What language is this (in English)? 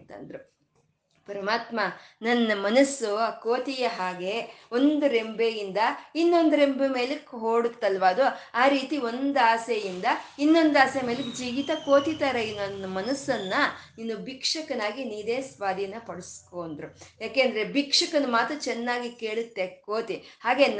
Kannada